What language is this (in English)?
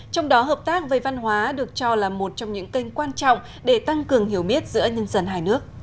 Vietnamese